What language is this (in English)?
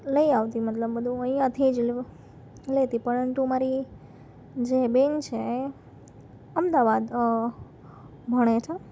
Gujarati